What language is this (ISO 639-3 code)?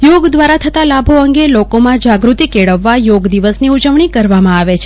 guj